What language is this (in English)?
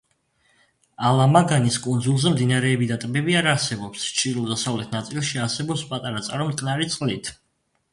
Georgian